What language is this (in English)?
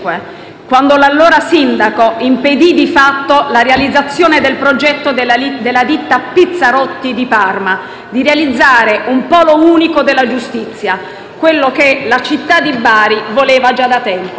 Italian